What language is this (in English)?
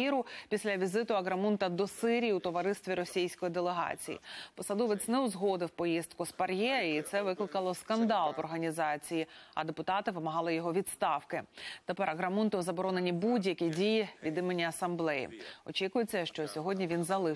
Ukrainian